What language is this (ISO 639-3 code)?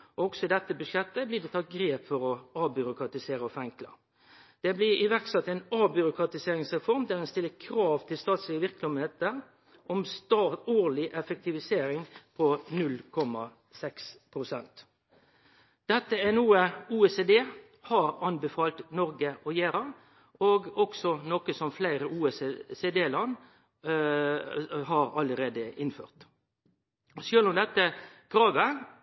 nno